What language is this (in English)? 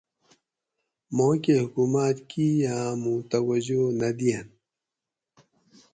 Gawri